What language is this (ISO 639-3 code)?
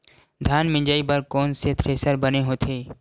hne